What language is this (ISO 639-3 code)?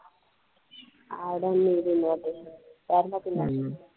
mar